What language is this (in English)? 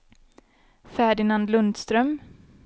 Swedish